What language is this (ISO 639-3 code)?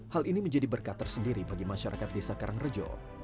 ind